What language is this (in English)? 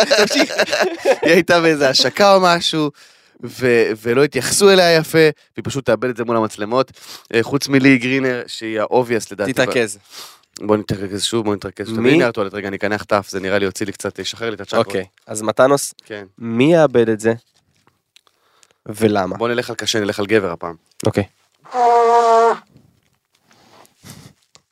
Hebrew